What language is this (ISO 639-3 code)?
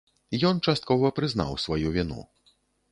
bel